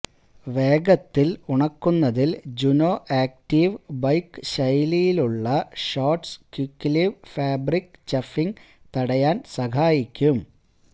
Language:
Malayalam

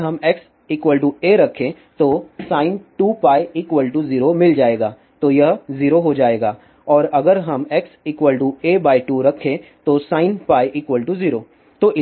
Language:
Hindi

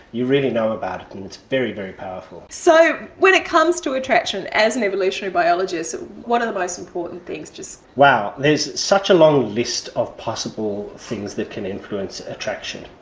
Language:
English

